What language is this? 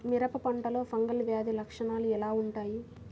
Telugu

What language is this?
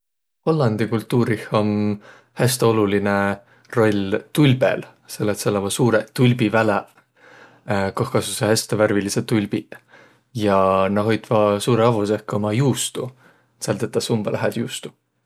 Võro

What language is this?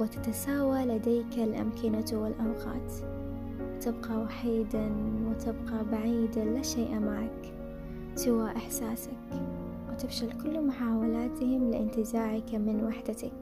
Arabic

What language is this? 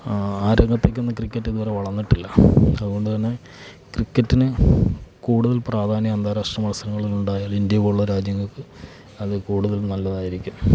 Malayalam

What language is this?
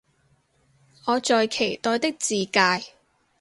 Cantonese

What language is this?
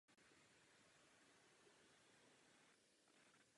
Czech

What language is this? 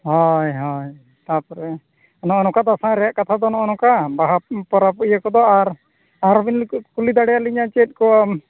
Santali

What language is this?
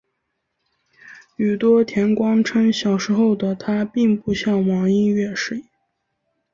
Chinese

